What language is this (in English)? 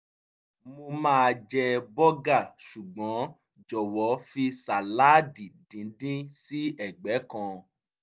Yoruba